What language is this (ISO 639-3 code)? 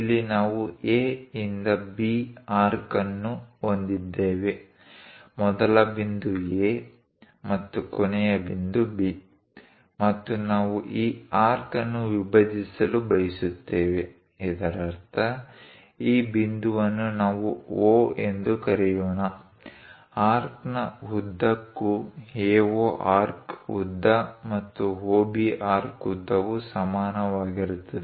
kan